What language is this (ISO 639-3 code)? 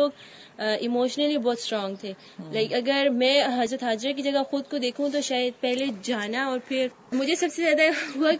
urd